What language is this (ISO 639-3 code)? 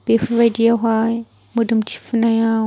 brx